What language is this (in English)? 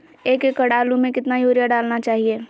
Magahi